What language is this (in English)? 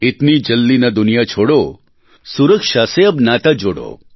Gujarati